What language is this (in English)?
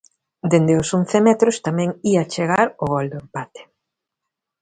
Galician